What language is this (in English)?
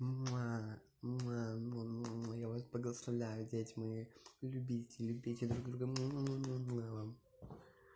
Russian